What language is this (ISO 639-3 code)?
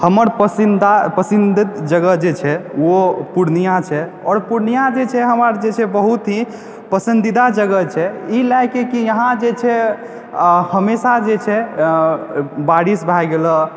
mai